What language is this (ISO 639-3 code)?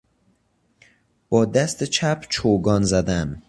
fas